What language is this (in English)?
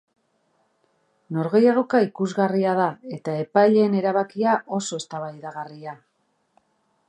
Basque